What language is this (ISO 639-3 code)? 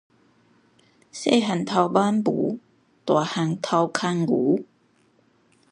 nan